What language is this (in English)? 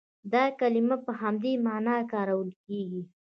Pashto